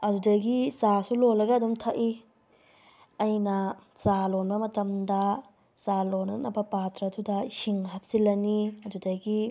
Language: Manipuri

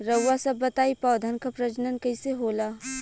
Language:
Bhojpuri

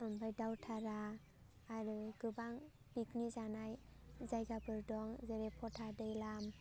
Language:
Bodo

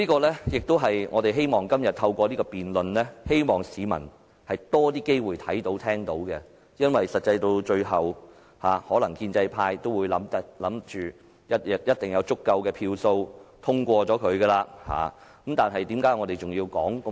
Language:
Cantonese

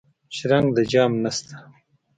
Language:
Pashto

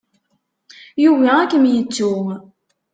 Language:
Kabyle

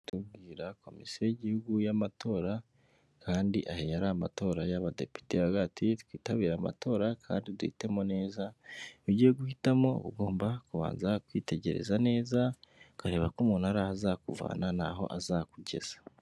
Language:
Kinyarwanda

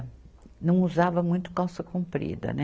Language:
Portuguese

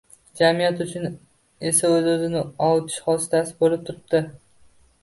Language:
Uzbek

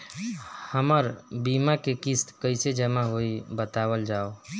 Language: Bhojpuri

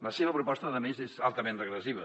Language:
Catalan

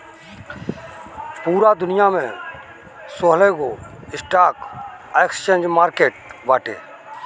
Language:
Bhojpuri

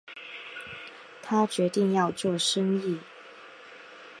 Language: Chinese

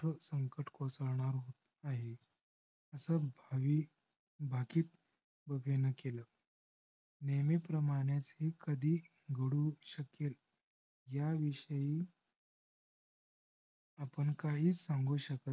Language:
Marathi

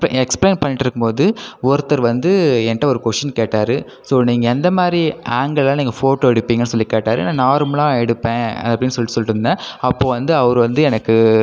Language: Tamil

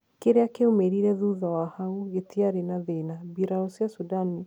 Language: Kikuyu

